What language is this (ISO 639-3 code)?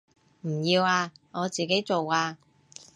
yue